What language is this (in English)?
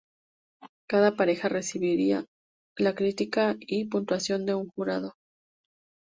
Spanish